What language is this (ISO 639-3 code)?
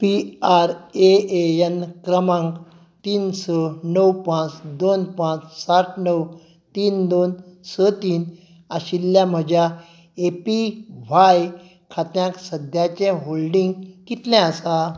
kok